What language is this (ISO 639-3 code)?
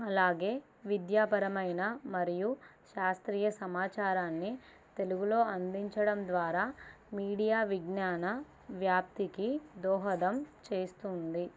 tel